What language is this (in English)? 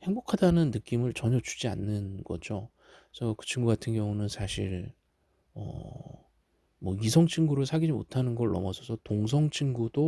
Korean